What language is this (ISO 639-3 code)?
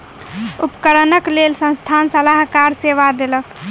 mai